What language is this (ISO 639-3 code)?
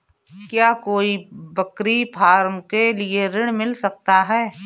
hin